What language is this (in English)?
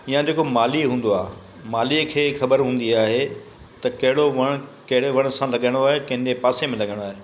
Sindhi